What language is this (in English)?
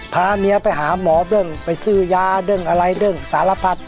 Thai